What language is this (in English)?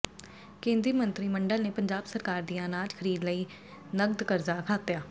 Punjabi